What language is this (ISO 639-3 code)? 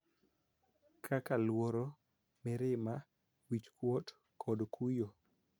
luo